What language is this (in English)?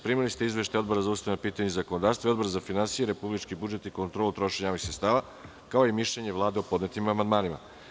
Serbian